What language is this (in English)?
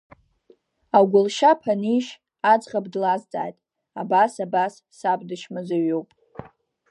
Abkhazian